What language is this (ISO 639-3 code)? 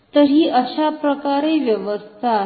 mar